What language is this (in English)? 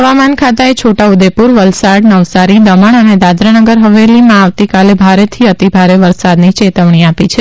Gujarati